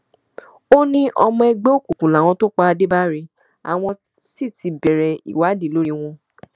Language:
Yoruba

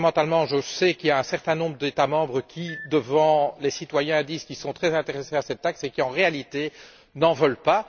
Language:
French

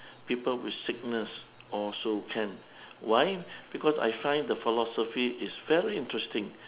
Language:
English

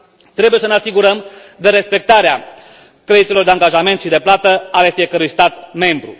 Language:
Romanian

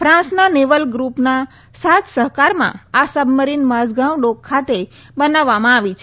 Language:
Gujarati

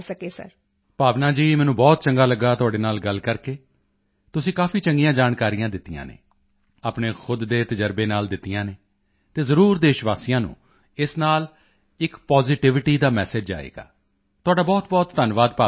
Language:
Punjabi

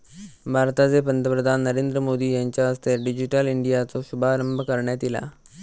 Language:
Marathi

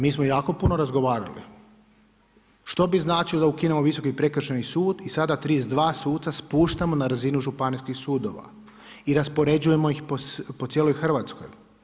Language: Croatian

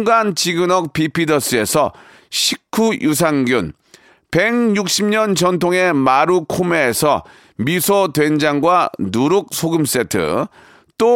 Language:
Korean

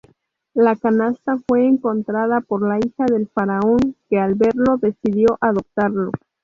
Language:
Spanish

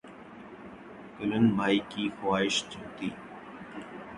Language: Urdu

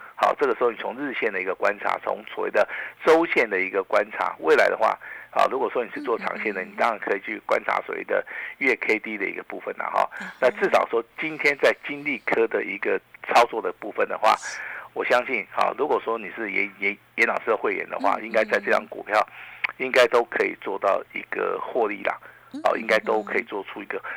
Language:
Chinese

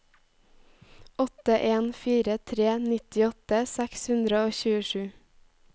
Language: Norwegian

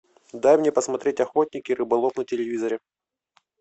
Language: Russian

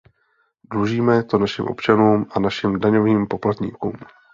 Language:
Czech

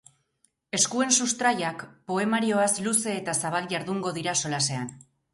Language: Basque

